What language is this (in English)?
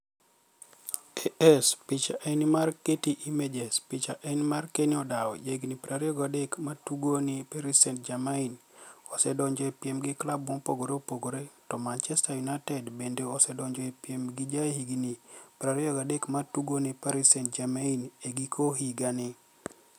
Luo (Kenya and Tanzania)